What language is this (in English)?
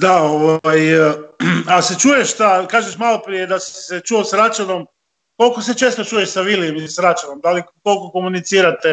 Croatian